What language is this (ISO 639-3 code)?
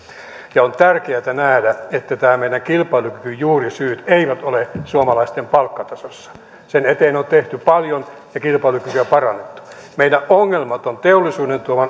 fin